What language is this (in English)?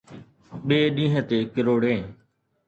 Sindhi